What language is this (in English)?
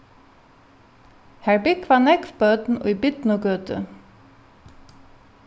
Faroese